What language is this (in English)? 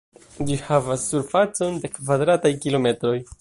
Esperanto